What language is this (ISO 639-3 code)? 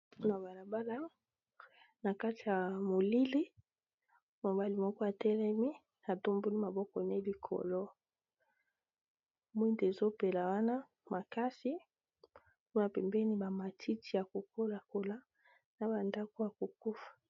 lin